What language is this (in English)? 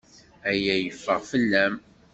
Kabyle